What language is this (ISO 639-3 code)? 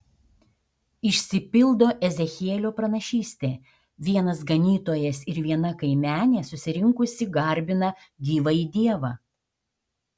lit